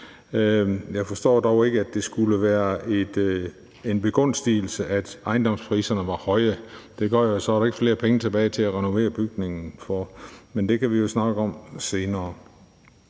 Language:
Danish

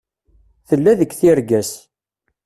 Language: Kabyle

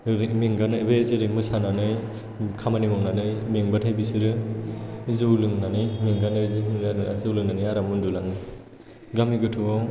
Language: Bodo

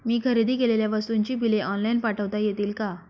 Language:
Marathi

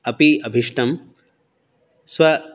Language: Sanskrit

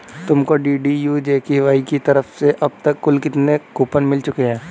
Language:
Hindi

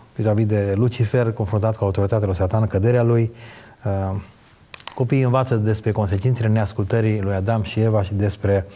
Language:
Romanian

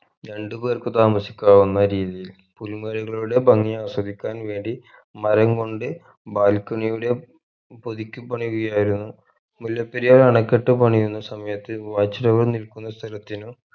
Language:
Malayalam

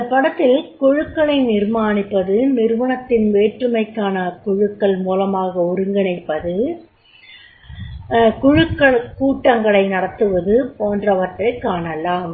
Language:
Tamil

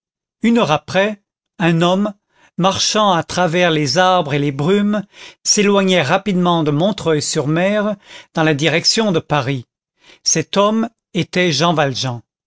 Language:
French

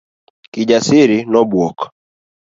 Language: Luo (Kenya and Tanzania)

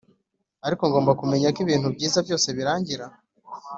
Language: Kinyarwanda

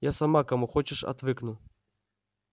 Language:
Russian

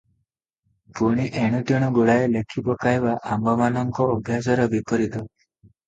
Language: Odia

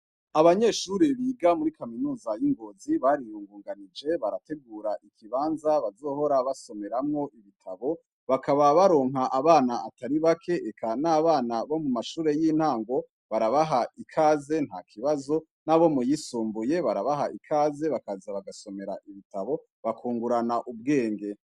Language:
Rundi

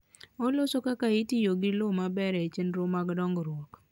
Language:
Luo (Kenya and Tanzania)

